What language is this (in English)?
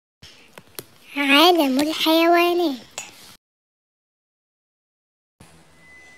Arabic